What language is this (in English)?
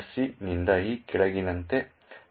Kannada